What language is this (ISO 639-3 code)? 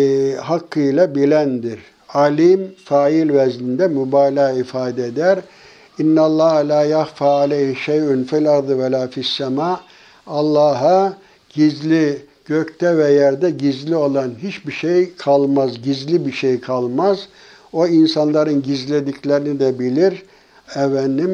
tur